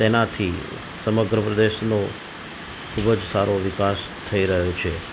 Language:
Gujarati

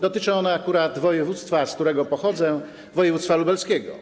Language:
Polish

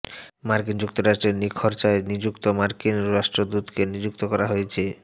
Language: Bangla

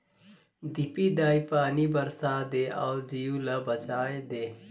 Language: Chhattisgarhi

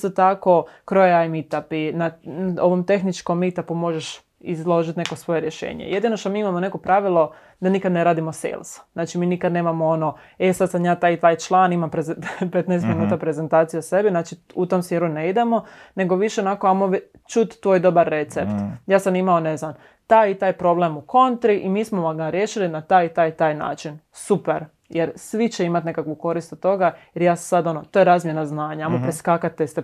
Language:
Croatian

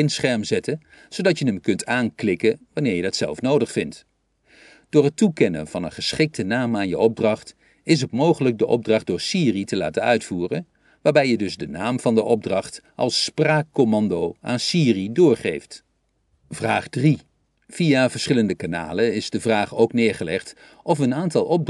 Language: Dutch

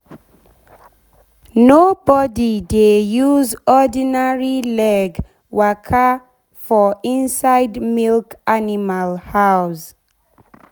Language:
Nigerian Pidgin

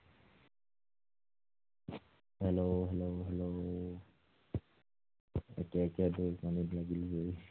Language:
Assamese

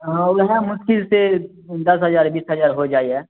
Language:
Maithili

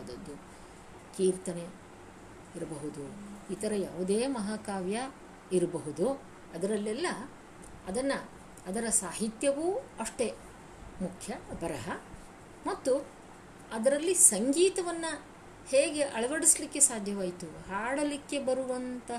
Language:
Kannada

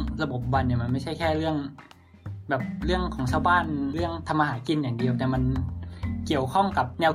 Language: Thai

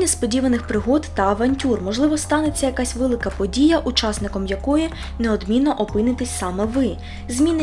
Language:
Ukrainian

